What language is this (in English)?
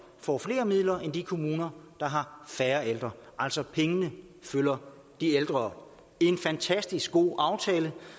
Danish